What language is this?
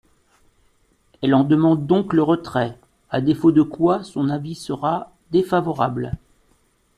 French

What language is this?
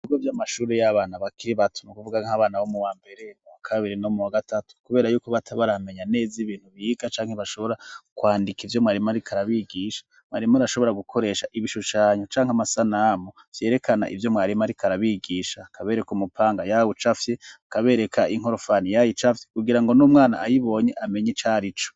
Rundi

